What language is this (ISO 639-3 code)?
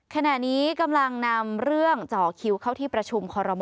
tha